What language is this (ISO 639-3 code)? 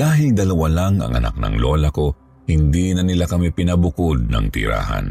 fil